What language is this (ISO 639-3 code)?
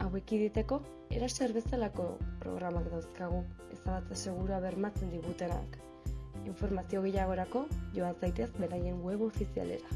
eus